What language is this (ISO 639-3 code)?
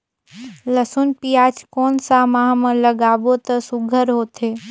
hne